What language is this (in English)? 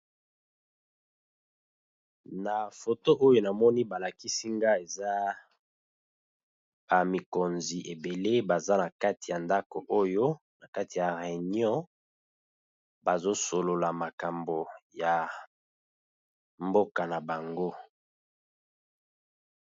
Lingala